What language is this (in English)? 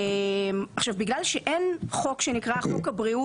Hebrew